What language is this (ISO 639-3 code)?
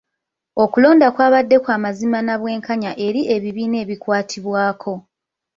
lug